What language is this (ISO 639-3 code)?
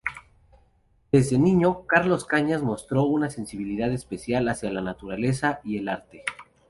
spa